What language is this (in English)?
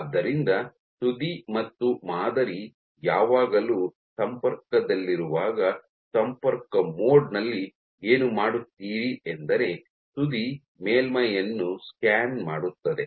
Kannada